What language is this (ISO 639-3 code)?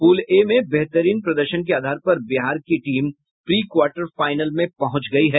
hin